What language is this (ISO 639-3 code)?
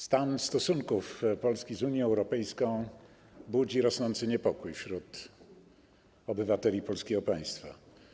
pol